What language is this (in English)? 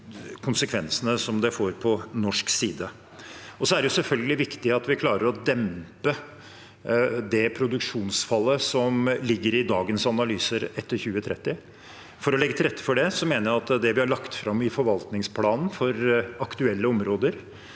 Norwegian